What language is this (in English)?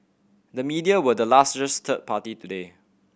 English